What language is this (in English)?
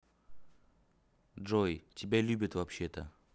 Russian